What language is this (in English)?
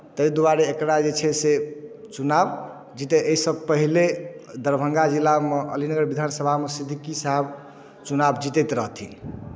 Maithili